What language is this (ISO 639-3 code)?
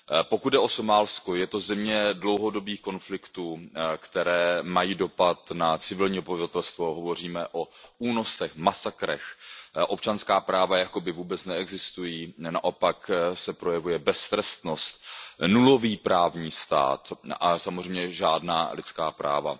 ces